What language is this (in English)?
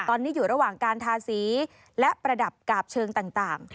Thai